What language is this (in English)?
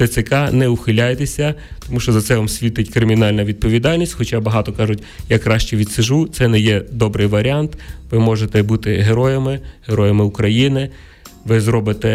Ukrainian